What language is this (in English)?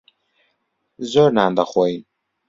Central Kurdish